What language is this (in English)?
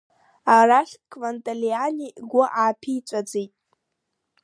Abkhazian